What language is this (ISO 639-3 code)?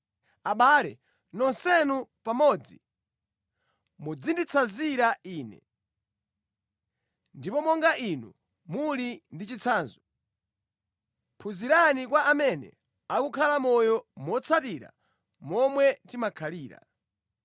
nya